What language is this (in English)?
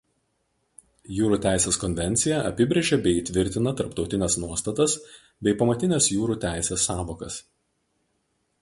Lithuanian